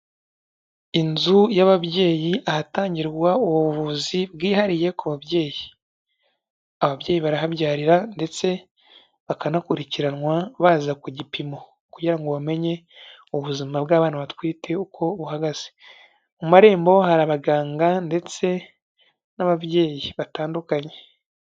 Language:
Kinyarwanda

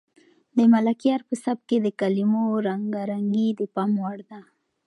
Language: Pashto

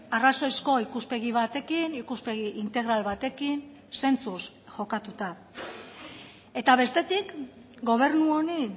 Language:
Basque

